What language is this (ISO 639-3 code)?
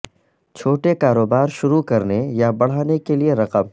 urd